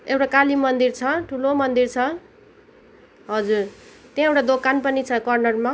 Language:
Nepali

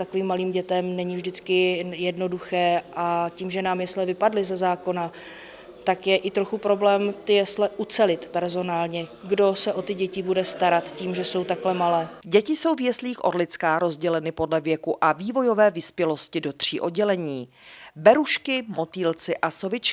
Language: Czech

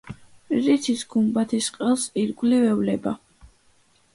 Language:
Georgian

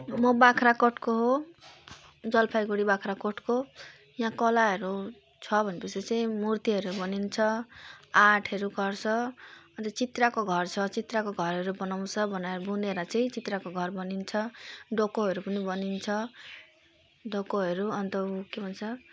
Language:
Nepali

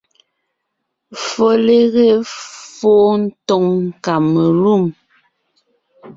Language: Ngiemboon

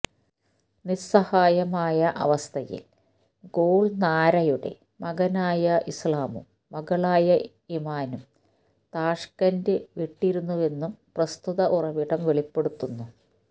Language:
Malayalam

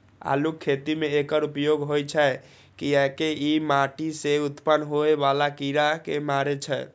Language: Maithili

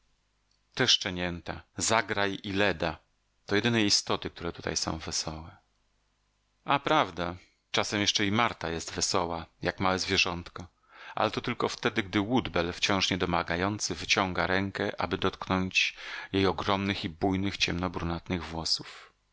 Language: Polish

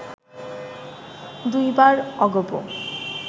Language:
Bangla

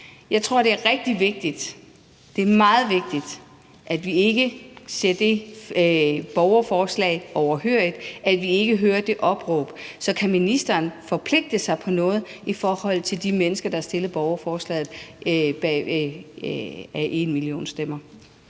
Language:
Danish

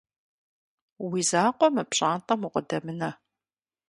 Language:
Kabardian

